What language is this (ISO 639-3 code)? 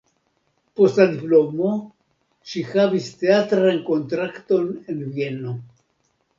epo